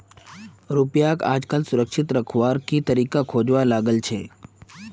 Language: Magahi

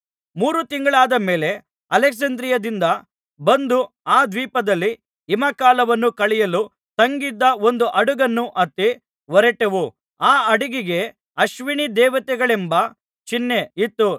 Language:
Kannada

